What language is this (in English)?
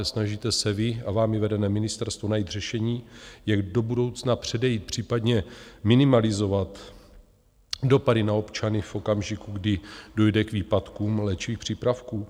Czech